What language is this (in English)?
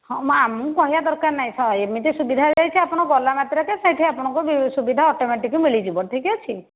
Odia